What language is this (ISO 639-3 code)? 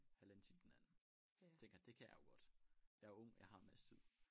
dan